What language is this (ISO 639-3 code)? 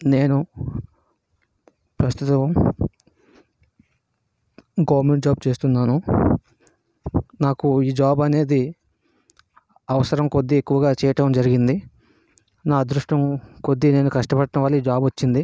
tel